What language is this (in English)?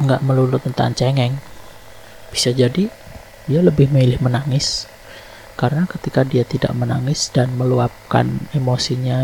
Indonesian